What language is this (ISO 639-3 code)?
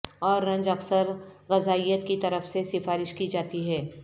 urd